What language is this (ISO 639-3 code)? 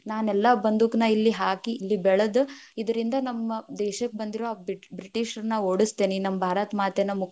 kan